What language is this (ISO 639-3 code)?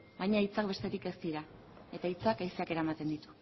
eus